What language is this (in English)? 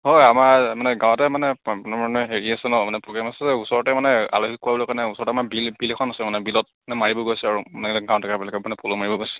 Assamese